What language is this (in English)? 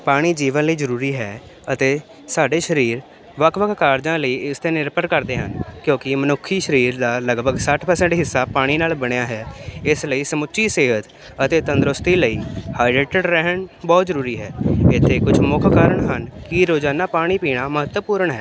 Punjabi